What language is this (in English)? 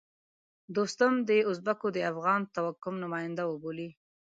Pashto